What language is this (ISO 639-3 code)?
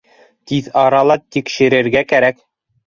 bak